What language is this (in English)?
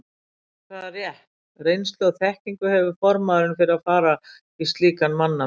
Icelandic